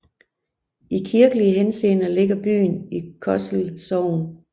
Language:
Danish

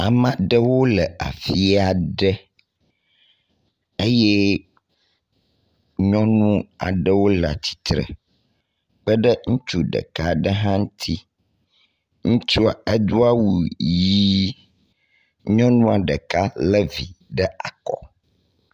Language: Ewe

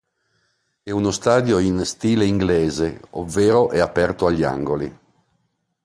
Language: Italian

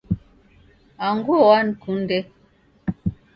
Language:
Taita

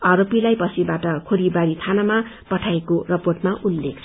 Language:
Nepali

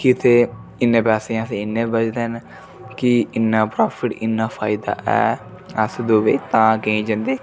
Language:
Dogri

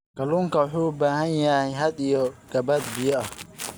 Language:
Somali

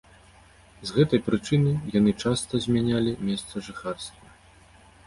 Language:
Belarusian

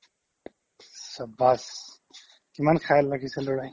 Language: Assamese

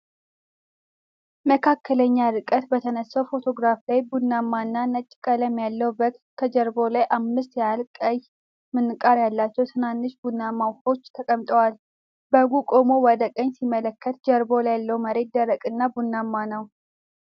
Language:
Amharic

